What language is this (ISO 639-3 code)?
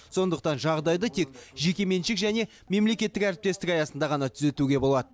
kaz